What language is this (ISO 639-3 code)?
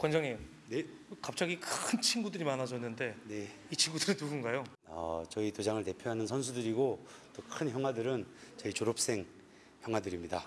kor